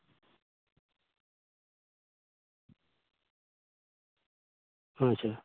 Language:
Santali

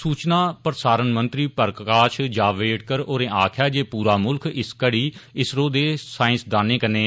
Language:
Dogri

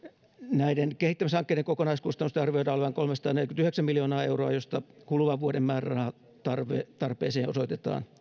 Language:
Finnish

